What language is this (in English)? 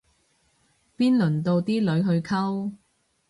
Cantonese